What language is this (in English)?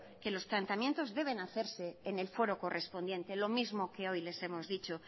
Spanish